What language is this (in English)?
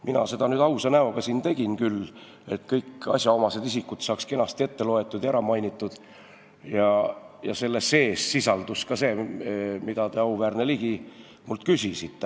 Estonian